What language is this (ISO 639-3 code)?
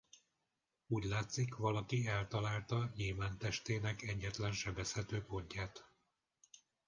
hun